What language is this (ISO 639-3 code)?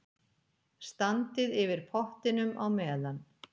isl